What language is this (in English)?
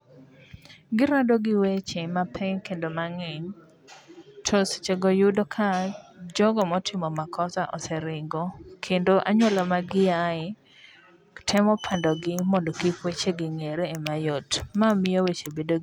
Luo (Kenya and Tanzania)